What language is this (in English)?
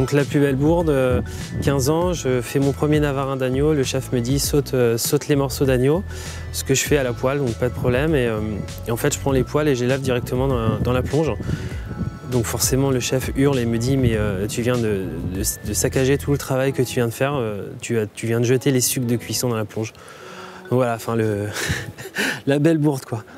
French